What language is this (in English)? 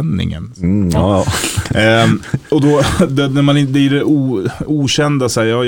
Swedish